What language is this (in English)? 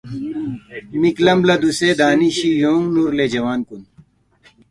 Balti